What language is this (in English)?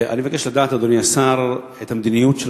Hebrew